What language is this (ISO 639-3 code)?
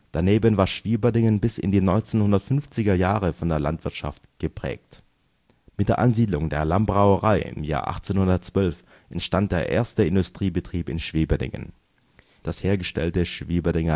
deu